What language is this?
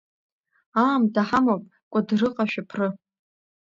Abkhazian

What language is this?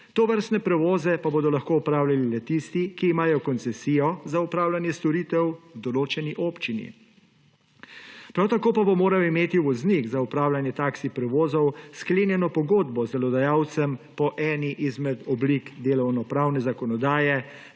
Slovenian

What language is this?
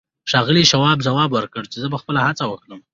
Pashto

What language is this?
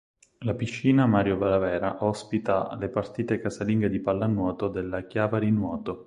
Italian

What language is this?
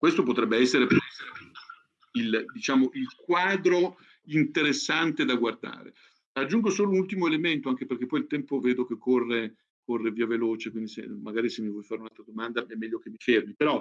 Italian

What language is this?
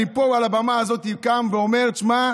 Hebrew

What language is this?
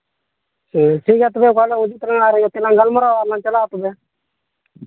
Santali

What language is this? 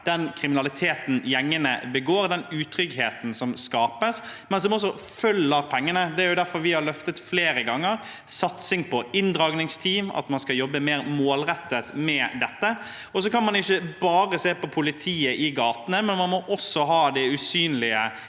Norwegian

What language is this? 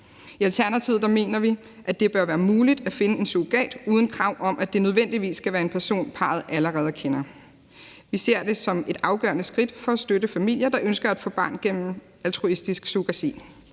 Danish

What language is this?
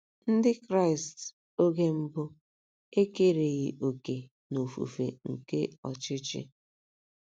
Igbo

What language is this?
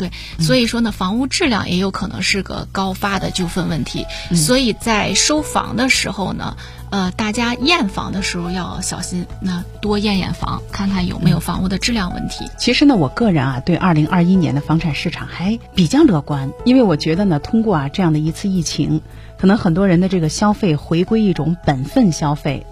Chinese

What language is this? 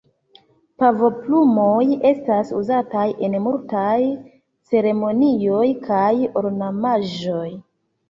Esperanto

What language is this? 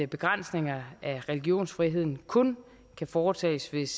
Danish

